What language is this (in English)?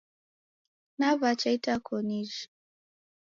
Taita